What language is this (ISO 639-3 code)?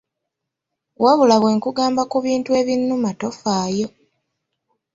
lug